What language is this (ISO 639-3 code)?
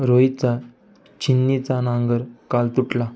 mar